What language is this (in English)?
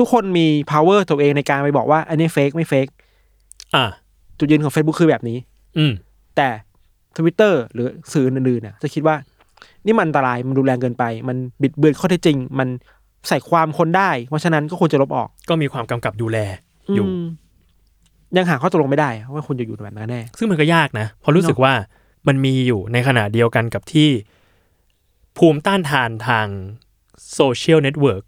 Thai